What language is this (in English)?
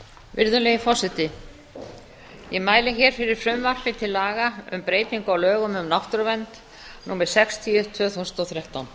Icelandic